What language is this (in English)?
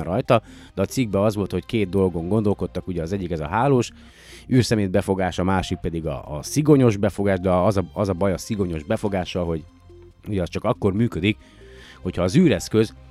Hungarian